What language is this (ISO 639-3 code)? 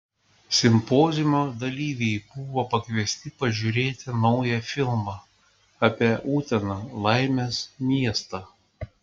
lit